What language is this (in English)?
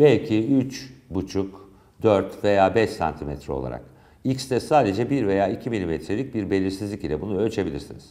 Turkish